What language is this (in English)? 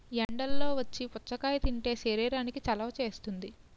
Telugu